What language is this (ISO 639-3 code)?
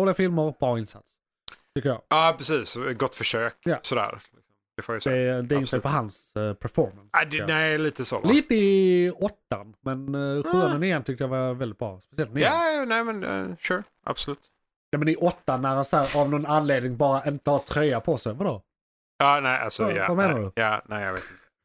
swe